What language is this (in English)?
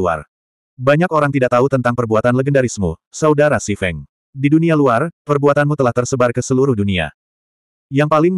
Indonesian